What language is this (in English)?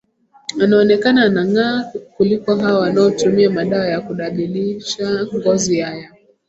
Swahili